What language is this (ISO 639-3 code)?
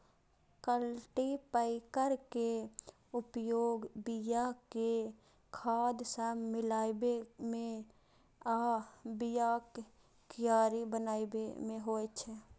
mai